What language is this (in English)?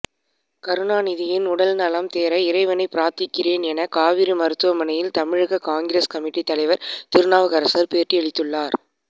Tamil